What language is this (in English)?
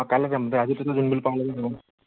Assamese